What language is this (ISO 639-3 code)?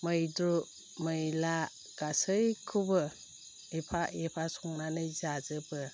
brx